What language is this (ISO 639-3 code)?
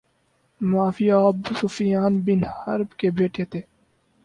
urd